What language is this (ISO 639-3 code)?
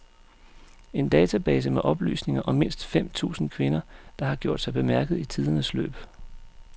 dan